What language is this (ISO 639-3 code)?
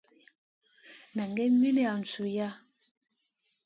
mcn